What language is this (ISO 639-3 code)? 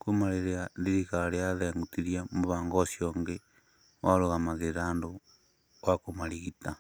kik